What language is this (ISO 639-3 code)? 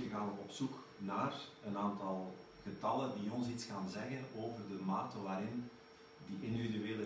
nld